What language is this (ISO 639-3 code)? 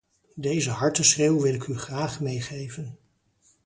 nld